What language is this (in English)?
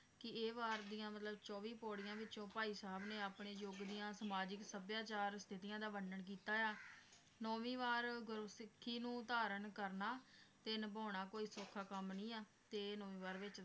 Punjabi